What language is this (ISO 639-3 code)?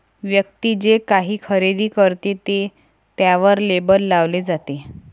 mar